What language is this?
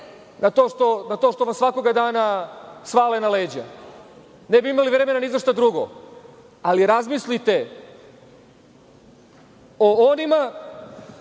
Serbian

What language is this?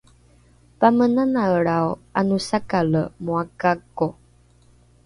Rukai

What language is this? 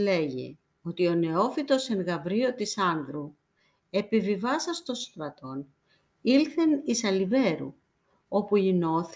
Greek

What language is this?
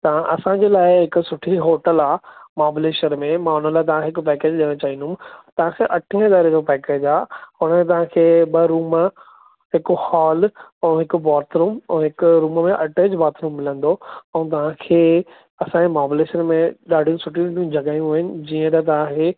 Sindhi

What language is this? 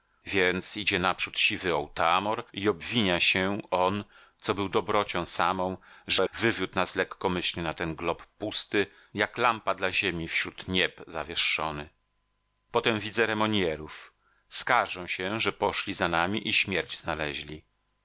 Polish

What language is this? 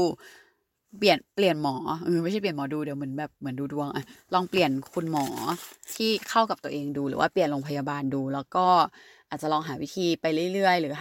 Thai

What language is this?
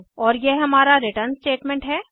Hindi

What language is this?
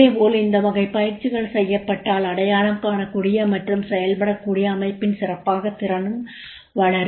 Tamil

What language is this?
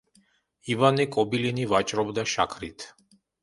Georgian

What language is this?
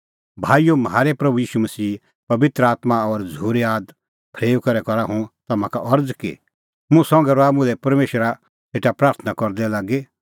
Kullu Pahari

